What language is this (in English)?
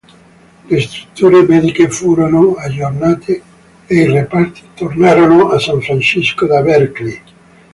Italian